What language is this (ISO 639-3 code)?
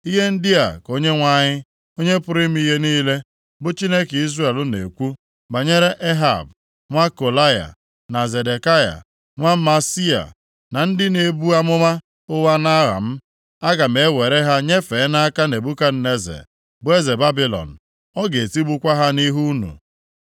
ibo